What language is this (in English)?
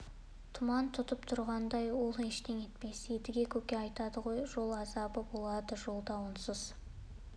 Kazakh